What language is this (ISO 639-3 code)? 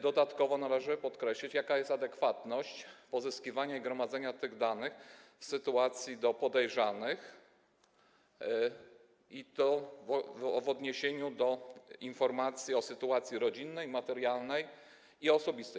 pol